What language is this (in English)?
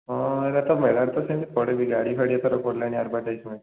Odia